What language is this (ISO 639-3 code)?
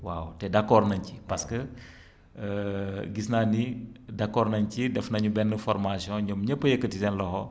wol